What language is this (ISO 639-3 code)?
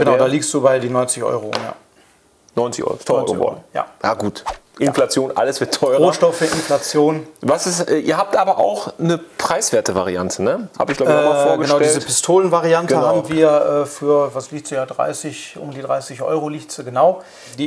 deu